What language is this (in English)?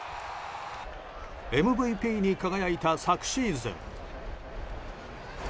Japanese